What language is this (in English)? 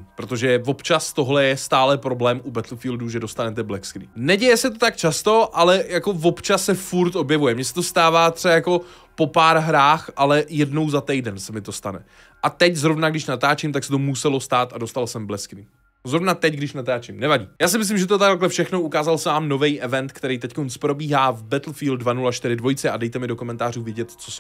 Czech